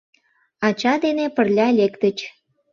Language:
Mari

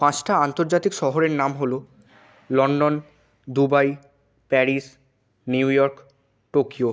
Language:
Bangla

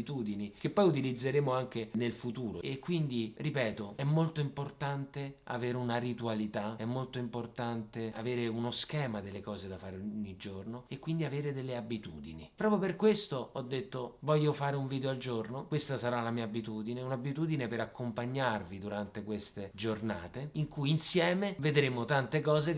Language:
Italian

